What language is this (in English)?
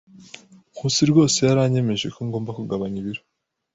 Kinyarwanda